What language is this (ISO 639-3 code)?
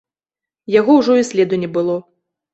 bel